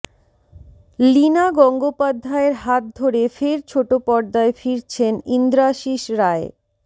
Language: Bangla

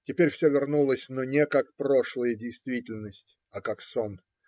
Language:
Russian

